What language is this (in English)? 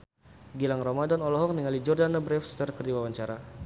Sundanese